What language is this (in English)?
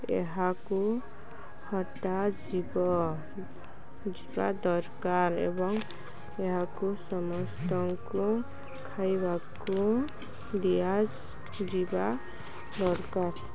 Odia